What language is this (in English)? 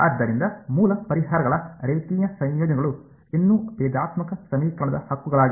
Kannada